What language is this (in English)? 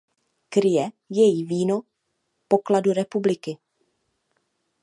Czech